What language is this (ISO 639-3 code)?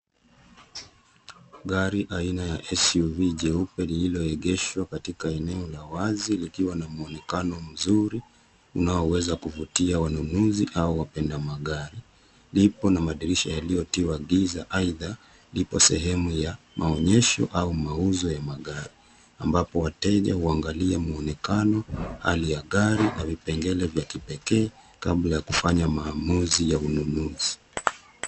swa